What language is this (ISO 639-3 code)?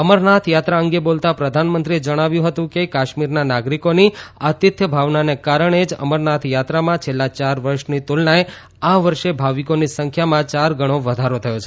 guj